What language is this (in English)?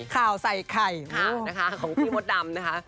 Thai